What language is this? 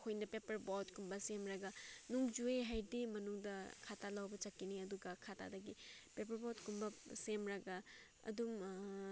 Manipuri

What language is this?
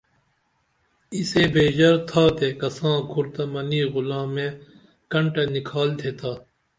Dameli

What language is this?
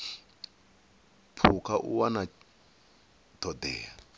Venda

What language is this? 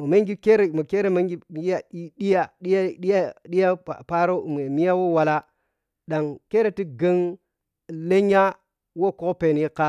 Piya-Kwonci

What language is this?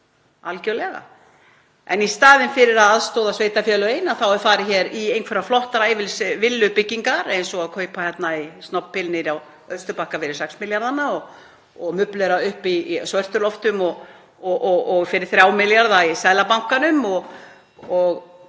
Icelandic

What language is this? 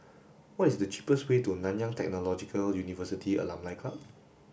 English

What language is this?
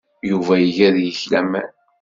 Kabyle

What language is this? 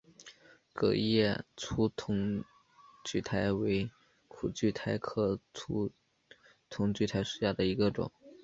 Chinese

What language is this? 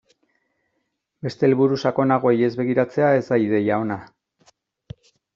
Basque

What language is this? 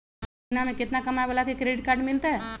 Magahi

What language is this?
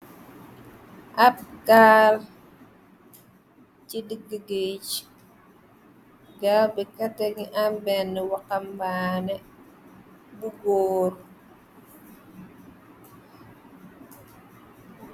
Wolof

